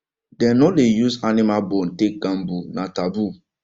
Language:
Nigerian Pidgin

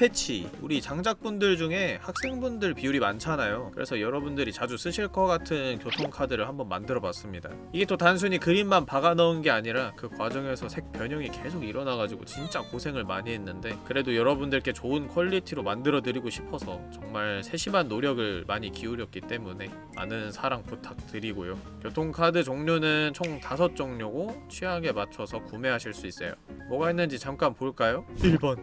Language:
Korean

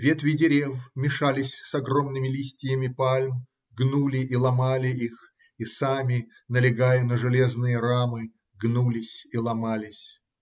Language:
Russian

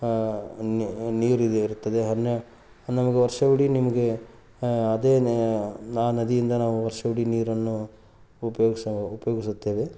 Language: Kannada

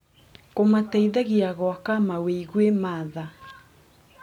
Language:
Kikuyu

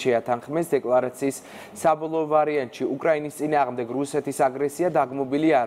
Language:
Romanian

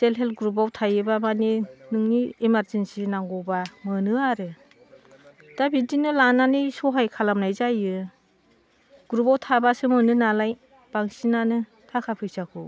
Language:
Bodo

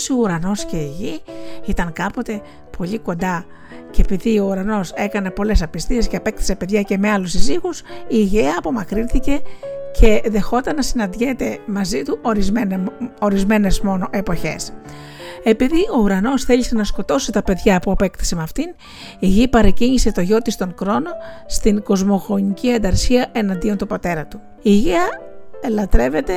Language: Greek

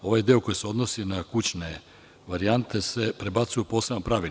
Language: Serbian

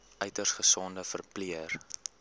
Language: Afrikaans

